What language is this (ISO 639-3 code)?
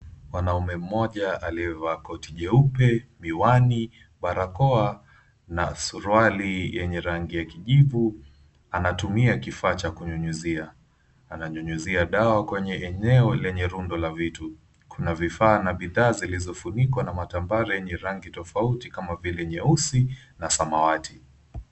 swa